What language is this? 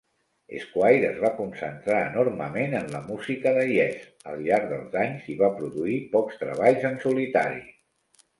Catalan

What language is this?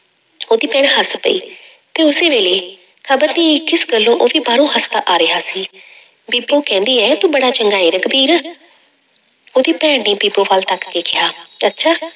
Punjabi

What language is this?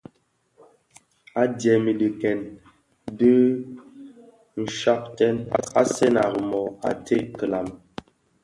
Bafia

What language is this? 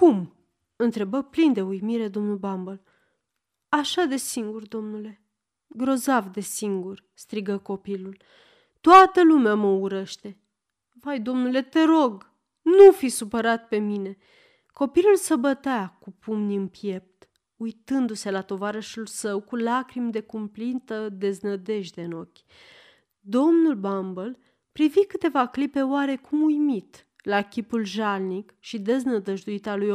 Romanian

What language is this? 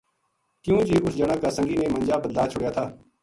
Gujari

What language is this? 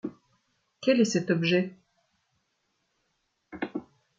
French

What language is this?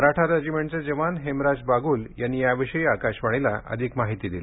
Marathi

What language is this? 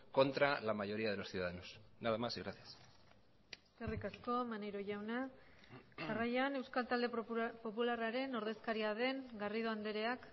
Basque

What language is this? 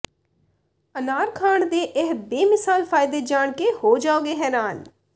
Punjabi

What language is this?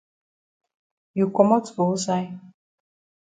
Cameroon Pidgin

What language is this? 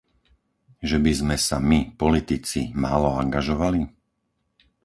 Slovak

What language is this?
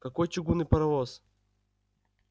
Russian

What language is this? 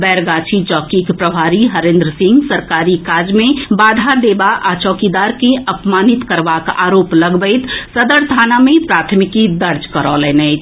Maithili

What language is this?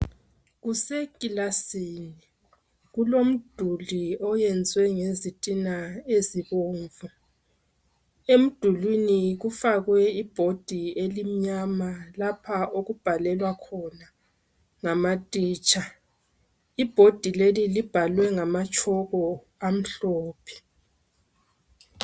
North Ndebele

